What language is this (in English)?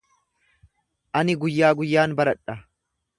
Oromo